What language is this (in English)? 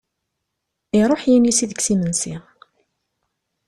Kabyle